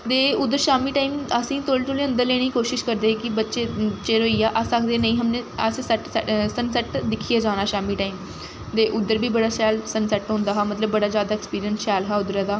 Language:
Dogri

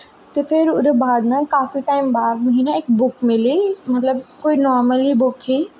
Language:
Dogri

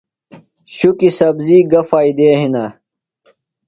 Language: Phalura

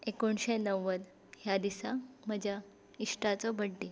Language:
Konkani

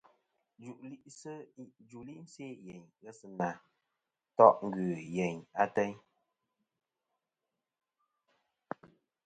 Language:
Kom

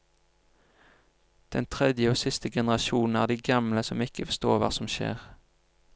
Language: Norwegian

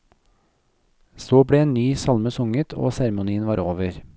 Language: Norwegian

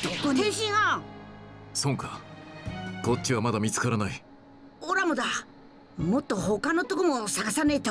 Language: Japanese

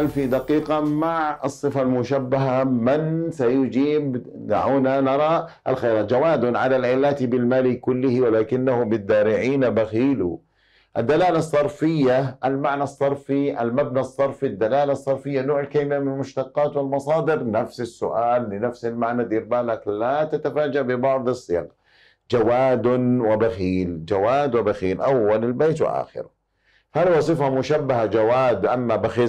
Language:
Arabic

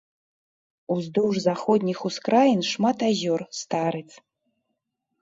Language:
Belarusian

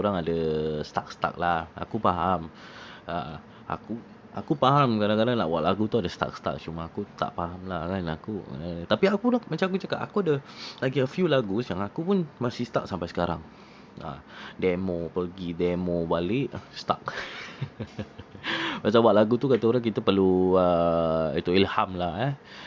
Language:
Malay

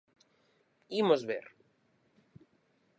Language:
Galician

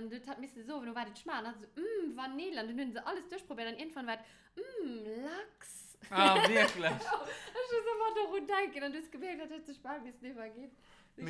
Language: German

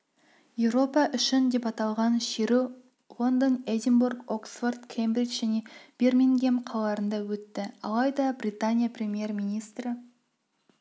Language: Kazakh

